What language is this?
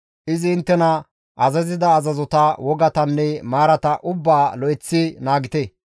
Gamo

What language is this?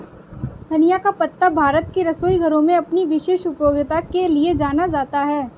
Hindi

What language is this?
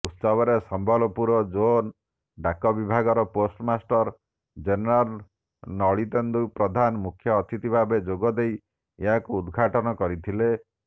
Odia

